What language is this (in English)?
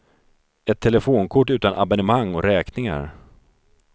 Swedish